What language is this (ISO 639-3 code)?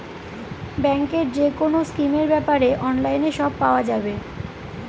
ben